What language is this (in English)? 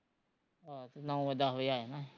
Punjabi